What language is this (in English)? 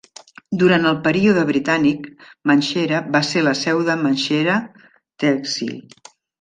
Catalan